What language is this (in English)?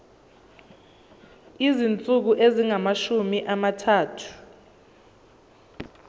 Zulu